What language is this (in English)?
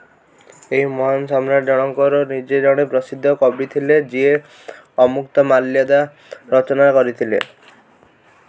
Odia